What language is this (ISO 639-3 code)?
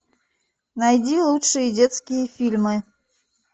rus